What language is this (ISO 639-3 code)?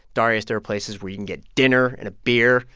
eng